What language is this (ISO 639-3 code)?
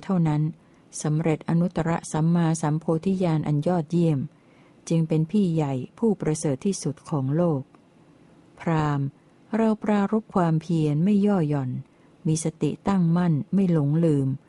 tha